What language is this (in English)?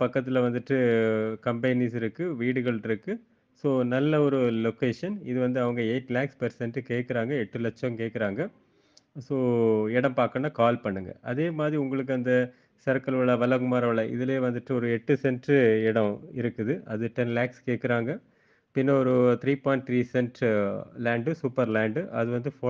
Tamil